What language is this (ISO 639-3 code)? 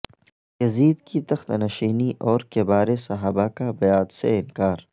urd